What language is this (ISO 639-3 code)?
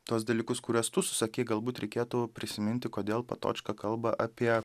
lit